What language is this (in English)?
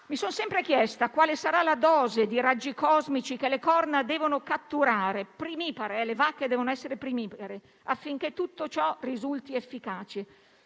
Italian